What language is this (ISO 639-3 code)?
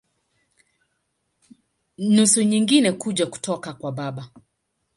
swa